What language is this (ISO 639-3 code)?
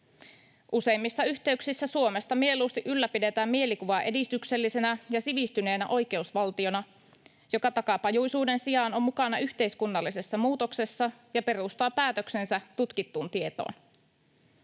fin